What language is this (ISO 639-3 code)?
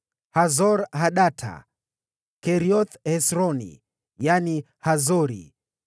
swa